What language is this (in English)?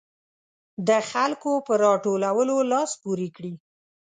Pashto